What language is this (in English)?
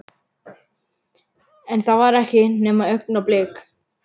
Icelandic